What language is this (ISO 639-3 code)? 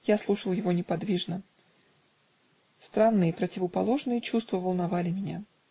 rus